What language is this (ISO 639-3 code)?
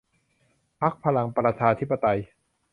tha